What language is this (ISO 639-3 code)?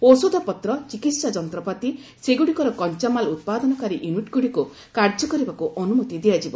ori